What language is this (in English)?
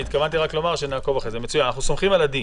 Hebrew